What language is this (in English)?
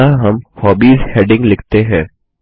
Hindi